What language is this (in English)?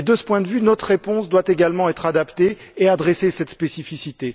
French